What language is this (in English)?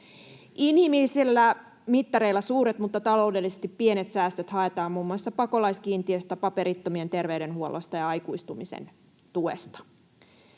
Finnish